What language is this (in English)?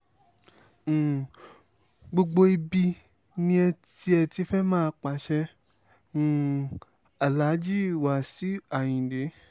Yoruba